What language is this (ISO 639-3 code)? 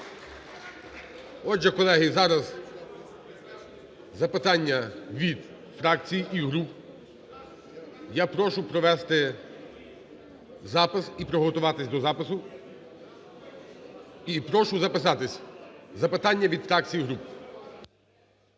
ukr